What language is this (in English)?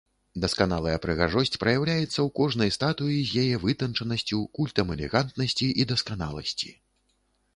Belarusian